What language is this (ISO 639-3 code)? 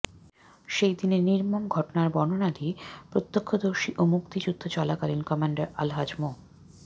ben